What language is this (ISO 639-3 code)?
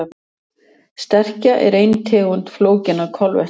isl